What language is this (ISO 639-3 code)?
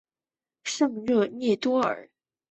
zho